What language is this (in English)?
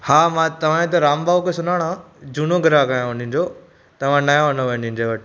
Sindhi